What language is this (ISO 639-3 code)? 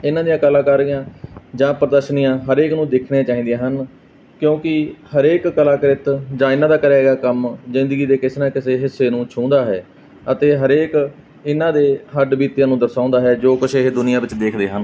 pan